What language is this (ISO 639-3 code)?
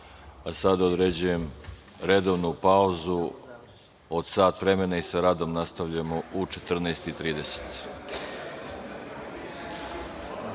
srp